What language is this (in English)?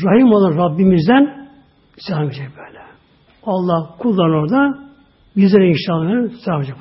Turkish